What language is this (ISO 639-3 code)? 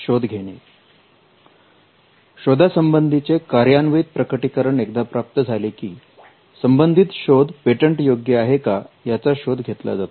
mar